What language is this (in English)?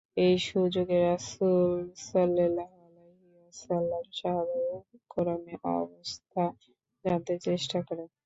Bangla